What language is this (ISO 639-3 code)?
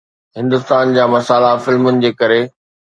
snd